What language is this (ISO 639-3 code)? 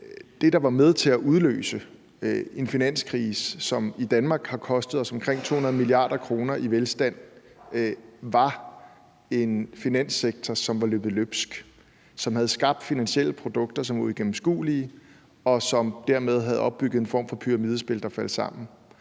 dan